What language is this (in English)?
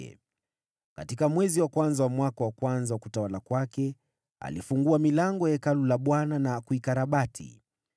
Swahili